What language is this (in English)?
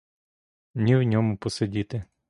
Ukrainian